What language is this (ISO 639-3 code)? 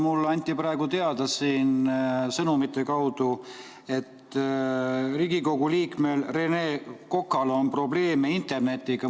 est